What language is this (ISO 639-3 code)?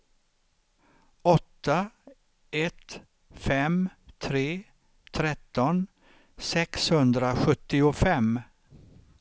swe